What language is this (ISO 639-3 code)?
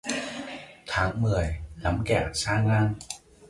vie